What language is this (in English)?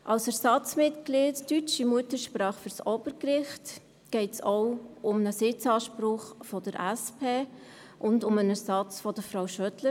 Swiss German